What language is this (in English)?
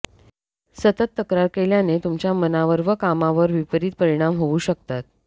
Marathi